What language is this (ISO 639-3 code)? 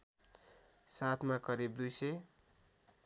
nep